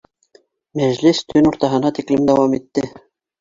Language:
Bashkir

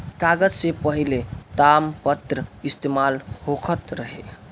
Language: Bhojpuri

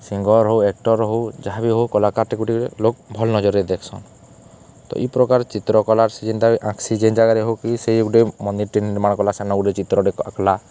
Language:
Odia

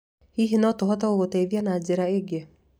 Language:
Kikuyu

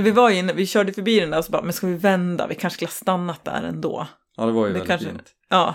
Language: Swedish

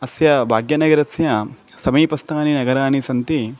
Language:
Sanskrit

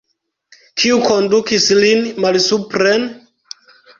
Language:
Esperanto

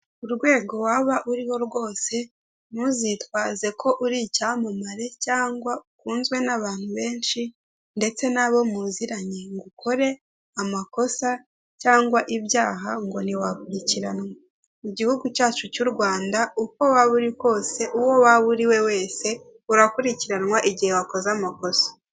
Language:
Kinyarwanda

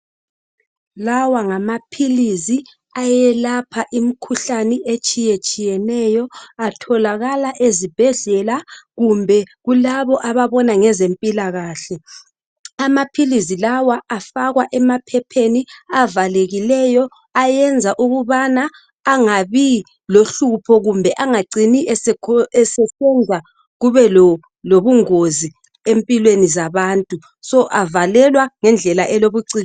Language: North Ndebele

